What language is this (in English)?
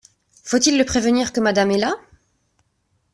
French